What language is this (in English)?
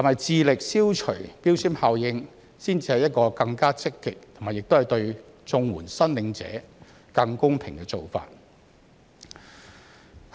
Cantonese